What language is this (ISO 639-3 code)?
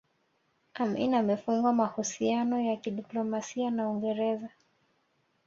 swa